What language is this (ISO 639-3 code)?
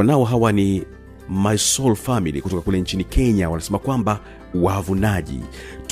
swa